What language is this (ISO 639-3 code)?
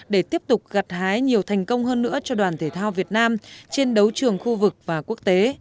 vie